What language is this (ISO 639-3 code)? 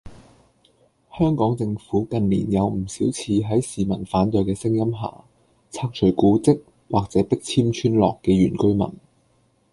yue